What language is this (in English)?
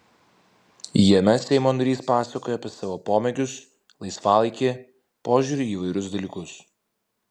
Lithuanian